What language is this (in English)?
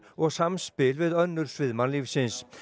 Icelandic